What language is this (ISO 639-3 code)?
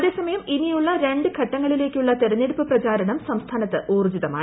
mal